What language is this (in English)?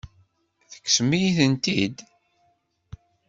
Kabyle